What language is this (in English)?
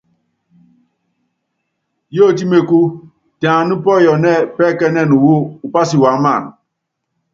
Yangben